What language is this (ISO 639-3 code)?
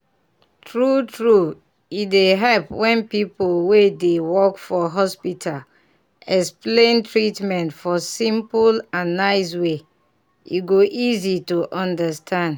pcm